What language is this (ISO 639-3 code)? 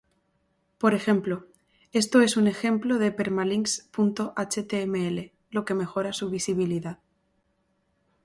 spa